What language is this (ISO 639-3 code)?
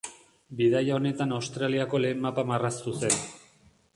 eus